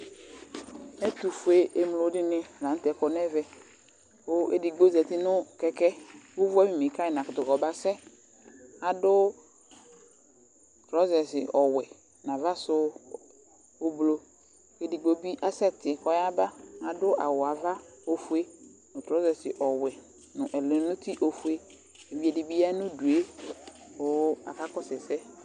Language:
Ikposo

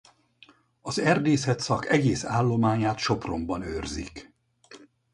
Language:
Hungarian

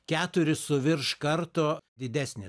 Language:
Lithuanian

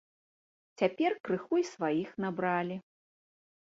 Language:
Belarusian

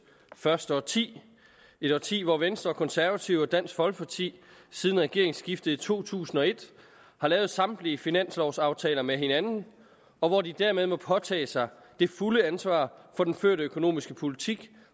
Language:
Danish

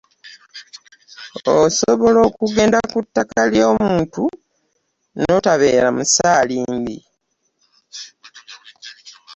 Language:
Ganda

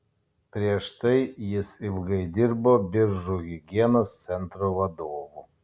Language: Lithuanian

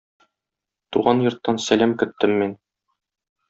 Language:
Tatar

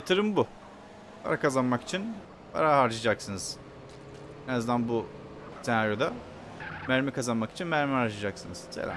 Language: Turkish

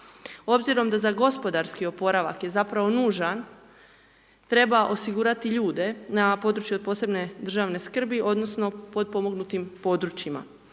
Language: Croatian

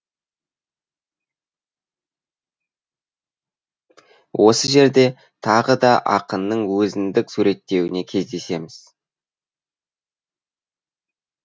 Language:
Kazakh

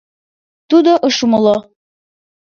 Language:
Mari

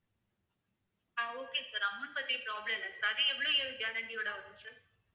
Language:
Tamil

